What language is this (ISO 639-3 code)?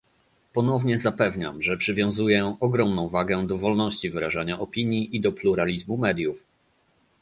pol